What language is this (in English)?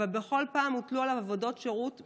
Hebrew